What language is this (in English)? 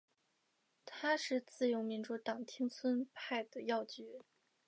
Chinese